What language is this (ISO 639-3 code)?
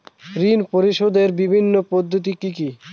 ben